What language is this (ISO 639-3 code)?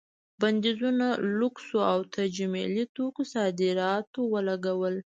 pus